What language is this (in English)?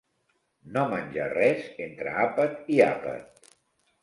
Catalan